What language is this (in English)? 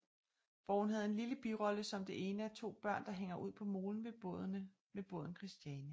Danish